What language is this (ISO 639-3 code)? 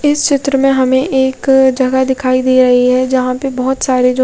hin